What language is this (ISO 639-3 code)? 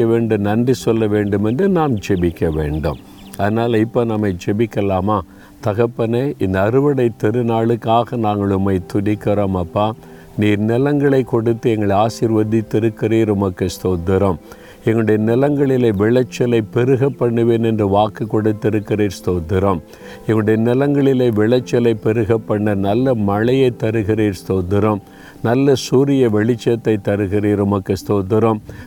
tam